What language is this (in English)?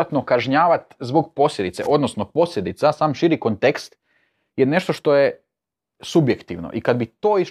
Croatian